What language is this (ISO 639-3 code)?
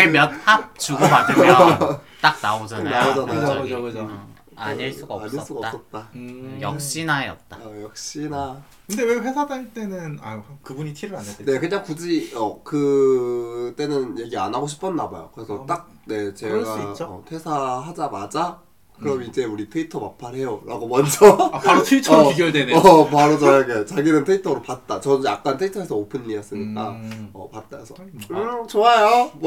kor